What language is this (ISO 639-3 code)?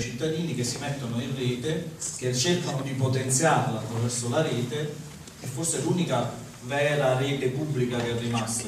ita